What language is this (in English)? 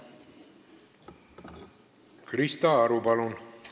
Estonian